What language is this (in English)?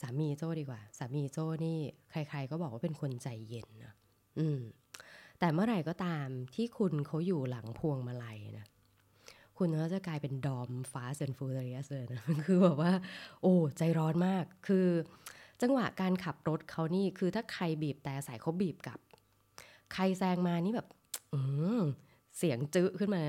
Thai